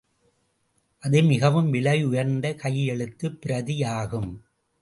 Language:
Tamil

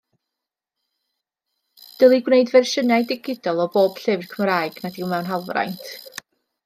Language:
Welsh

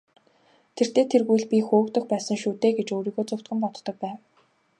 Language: Mongolian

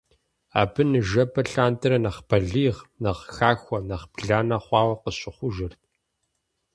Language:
Kabardian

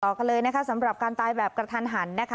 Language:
Thai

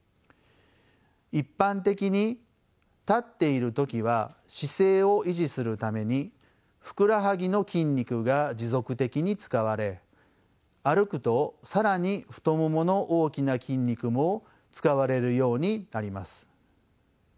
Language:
Japanese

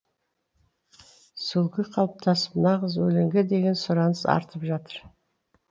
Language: Kazakh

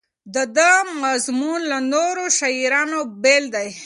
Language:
Pashto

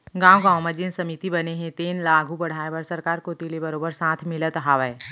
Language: Chhattisgarhi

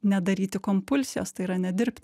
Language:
Lithuanian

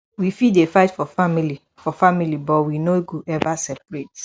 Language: Nigerian Pidgin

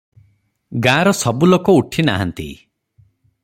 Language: Odia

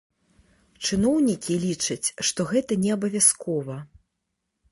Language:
Belarusian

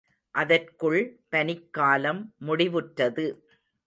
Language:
Tamil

